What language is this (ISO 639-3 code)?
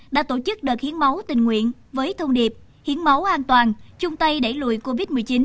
vie